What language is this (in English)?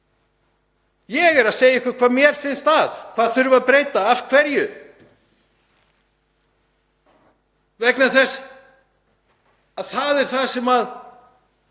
Icelandic